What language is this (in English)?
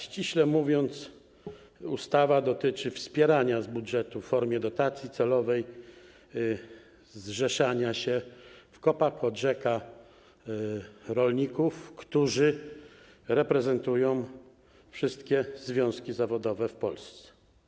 Polish